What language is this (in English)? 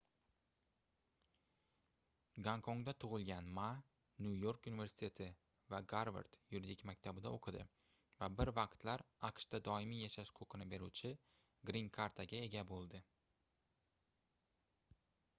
Uzbek